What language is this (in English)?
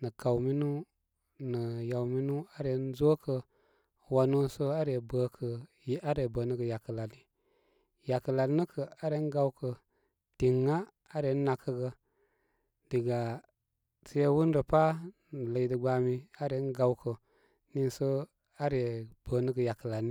Koma